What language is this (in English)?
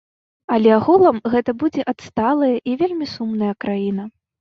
Belarusian